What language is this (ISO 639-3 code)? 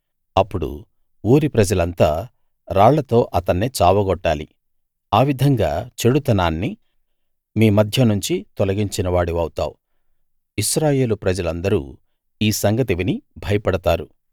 tel